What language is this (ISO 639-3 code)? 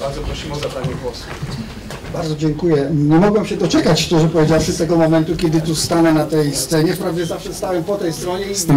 pol